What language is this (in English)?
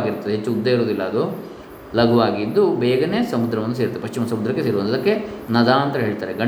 Kannada